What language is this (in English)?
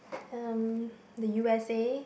English